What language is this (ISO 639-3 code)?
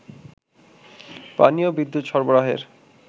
ben